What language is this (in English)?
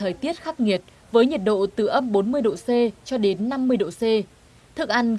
Vietnamese